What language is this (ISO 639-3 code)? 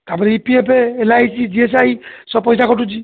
ori